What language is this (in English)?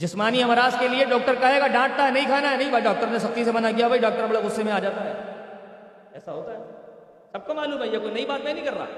Urdu